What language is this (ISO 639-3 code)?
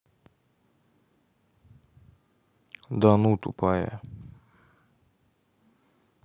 rus